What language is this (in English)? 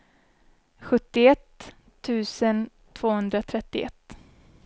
Swedish